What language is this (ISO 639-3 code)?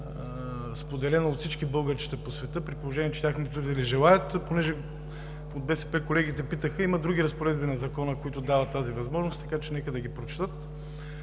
bul